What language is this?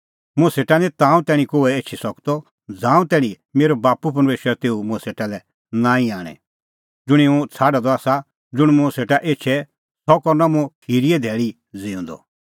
Kullu Pahari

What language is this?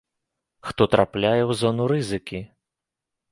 Belarusian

